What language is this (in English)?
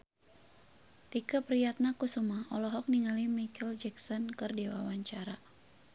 Sundanese